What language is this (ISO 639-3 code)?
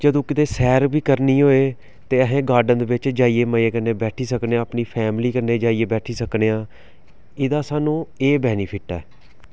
doi